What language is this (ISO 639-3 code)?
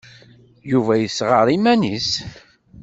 kab